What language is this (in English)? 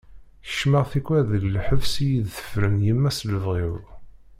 Kabyle